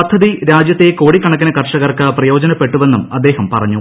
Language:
Malayalam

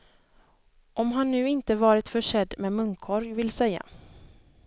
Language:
Swedish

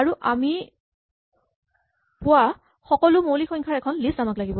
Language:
Assamese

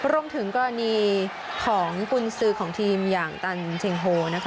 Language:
Thai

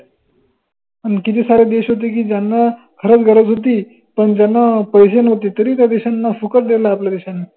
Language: Marathi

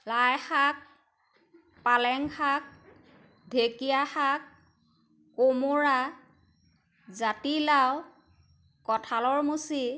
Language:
Assamese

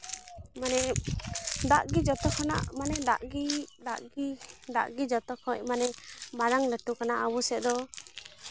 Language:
Santali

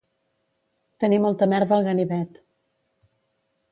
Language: Catalan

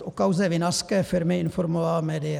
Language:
Czech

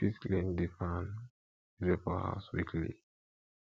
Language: Nigerian Pidgin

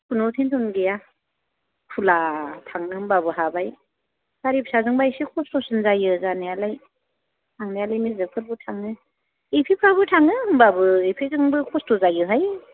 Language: Bodo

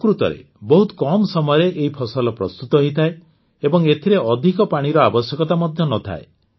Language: Odia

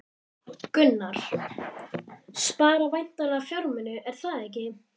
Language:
Icelandic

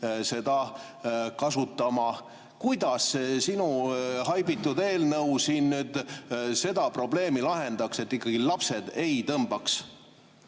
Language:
Estonian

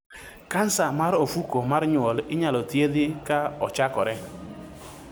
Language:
Luo (Kenya and Tanzania)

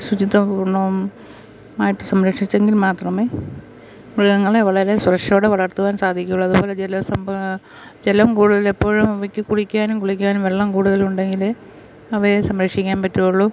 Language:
Malayalam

